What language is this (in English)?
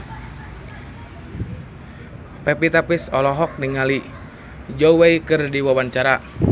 Sundanese